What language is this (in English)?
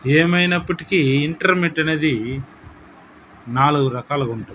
Telugu